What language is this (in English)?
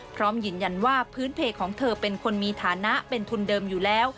Thai